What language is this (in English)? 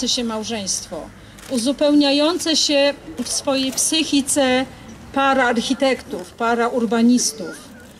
Polish